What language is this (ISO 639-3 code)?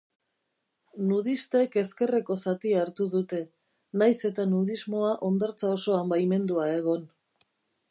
eus